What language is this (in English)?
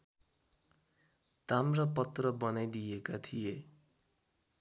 Nepali